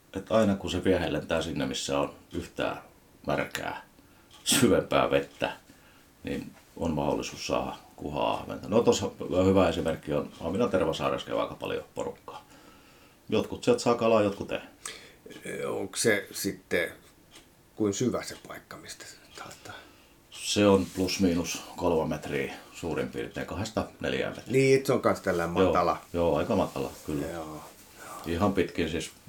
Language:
Finnish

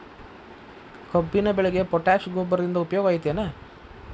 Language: Kannada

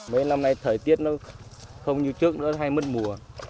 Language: Vietnamese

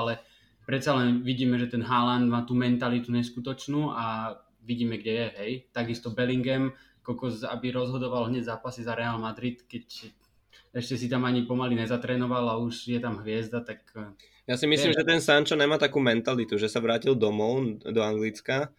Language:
Slovak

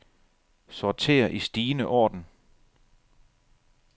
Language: Danish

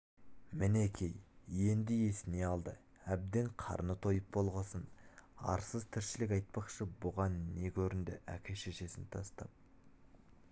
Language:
Kazakh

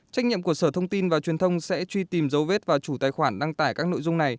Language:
Vietnamese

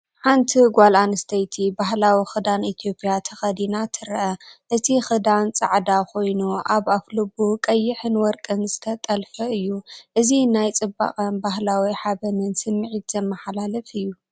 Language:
Tigrinya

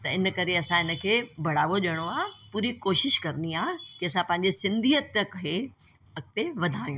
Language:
Sindhi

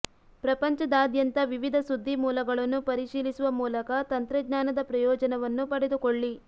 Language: Kannada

